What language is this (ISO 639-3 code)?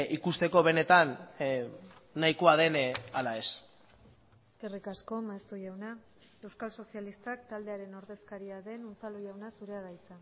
eus